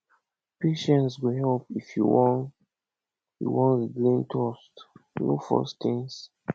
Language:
Nigerian Pidgin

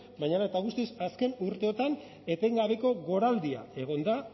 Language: Basque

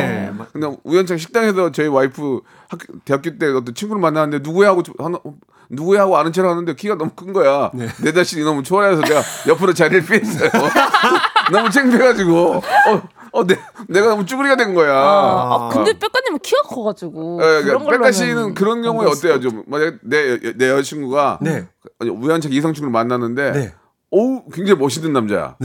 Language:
Korean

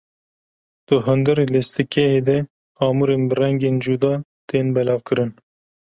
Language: Kurdish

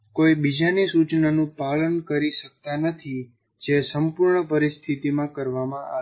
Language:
Gujarati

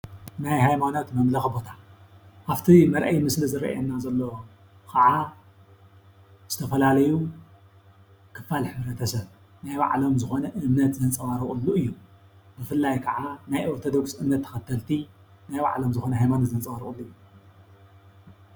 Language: Tigrinya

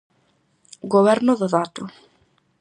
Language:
Galician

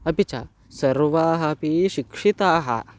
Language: Sanskrit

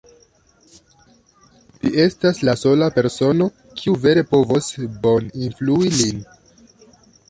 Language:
Esperanto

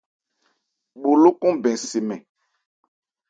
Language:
Ebrié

